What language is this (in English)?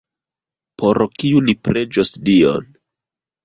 Esperanto